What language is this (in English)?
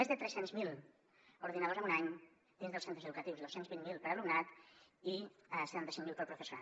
Catalan